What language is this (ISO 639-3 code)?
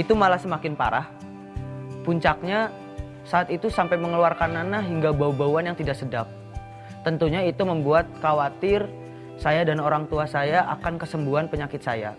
ind